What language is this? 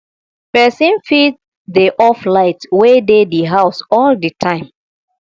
Nigerian Pidgin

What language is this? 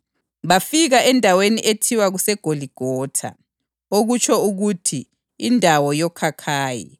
North Ndebele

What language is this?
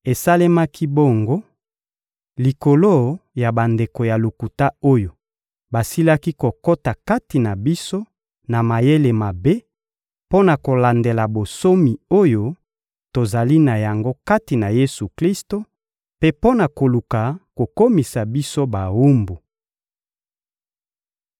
Lingala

